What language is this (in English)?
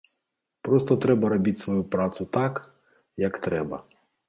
Belarusian